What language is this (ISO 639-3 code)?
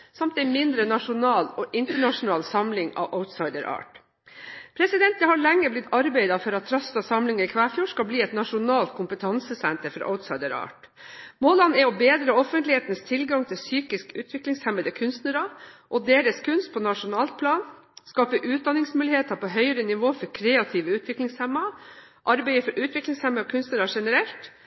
nob